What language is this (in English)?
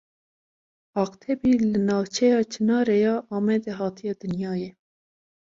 Kurdish